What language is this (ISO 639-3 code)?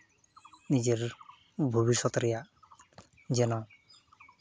sat